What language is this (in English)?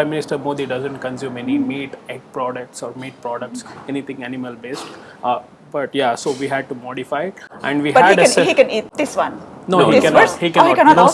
Indonesian